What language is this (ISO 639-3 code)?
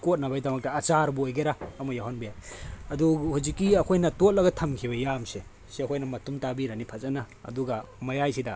mni